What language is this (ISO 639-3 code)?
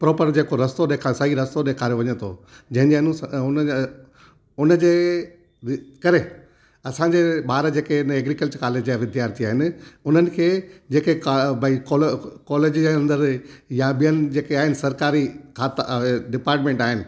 snd